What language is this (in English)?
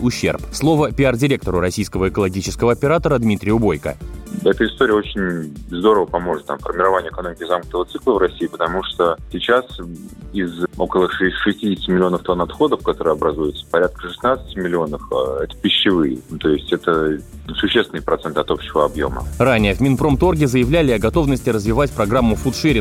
Russian